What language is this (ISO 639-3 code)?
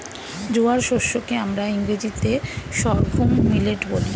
ben